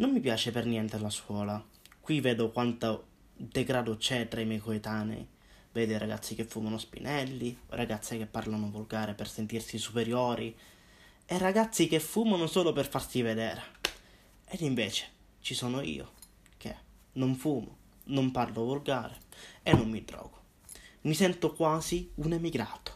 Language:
Italian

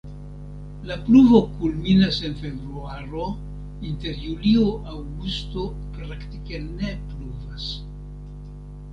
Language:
Esperanto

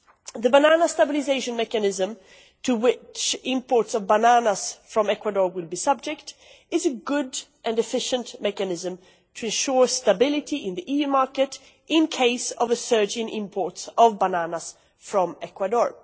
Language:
English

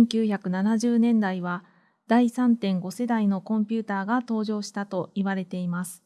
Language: Japanese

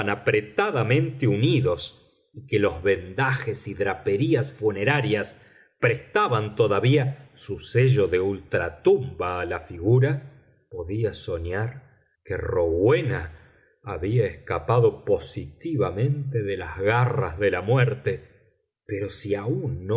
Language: Spanish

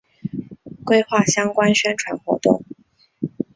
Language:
Chinese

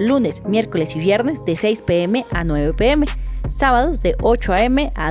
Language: Spanish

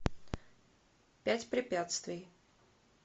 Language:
Russian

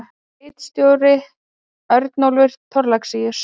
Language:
Icelandic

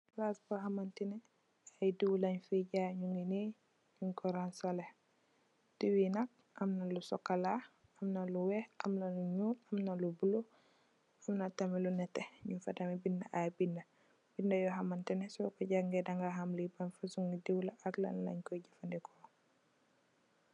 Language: Wolof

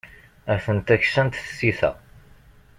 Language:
Kabyle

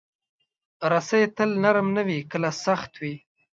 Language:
Pashto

